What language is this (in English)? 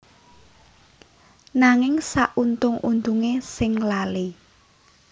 Javanese